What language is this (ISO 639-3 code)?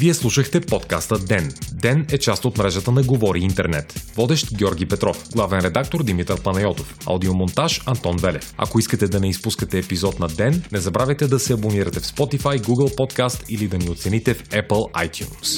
bul